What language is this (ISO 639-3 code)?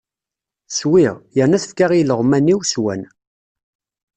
kab